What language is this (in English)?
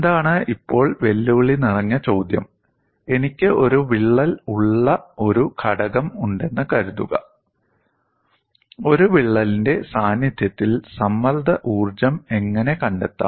Malayalam